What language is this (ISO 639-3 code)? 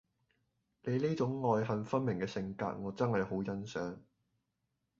yue